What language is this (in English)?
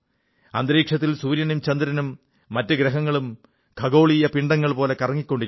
Malayalam